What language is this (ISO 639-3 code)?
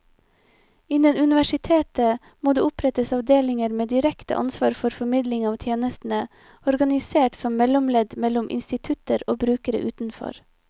nor